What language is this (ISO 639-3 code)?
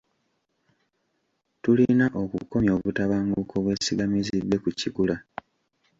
lug